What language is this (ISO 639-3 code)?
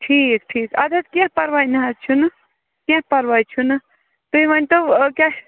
kas